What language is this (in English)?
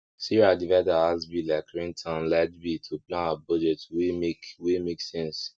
Nigerian Pidgin